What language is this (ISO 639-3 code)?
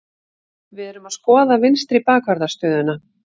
isl